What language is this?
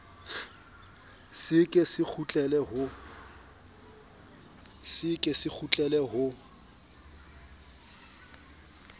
Southern Sotho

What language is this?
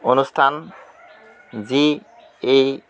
Assamese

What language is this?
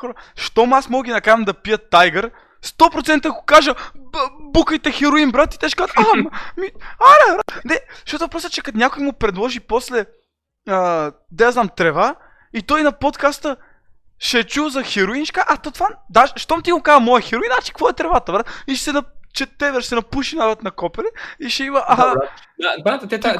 Bulgarian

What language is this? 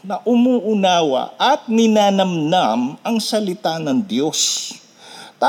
Filipino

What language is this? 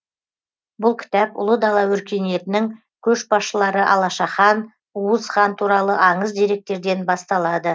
Kazakh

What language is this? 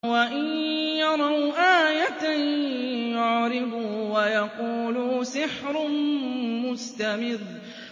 Arabic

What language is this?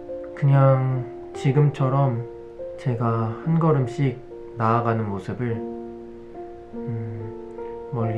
Korean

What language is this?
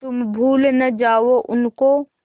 Hindi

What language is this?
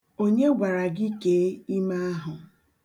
Igbo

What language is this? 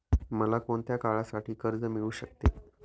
Marathi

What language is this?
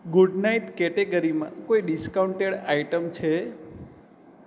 Gujarati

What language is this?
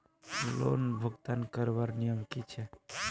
Magahi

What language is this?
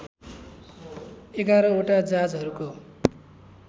Nepali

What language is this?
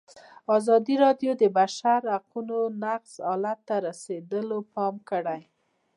Pashto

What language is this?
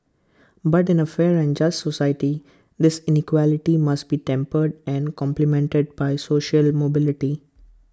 English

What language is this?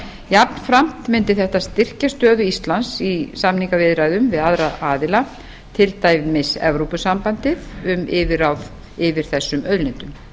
Icelandic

